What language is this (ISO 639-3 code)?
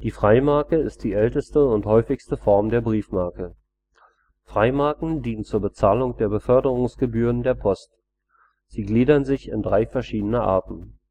deu